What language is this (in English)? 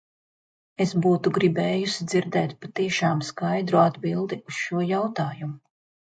Latvian